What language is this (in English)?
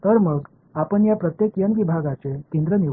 Marathi